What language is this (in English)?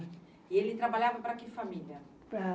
Portuguese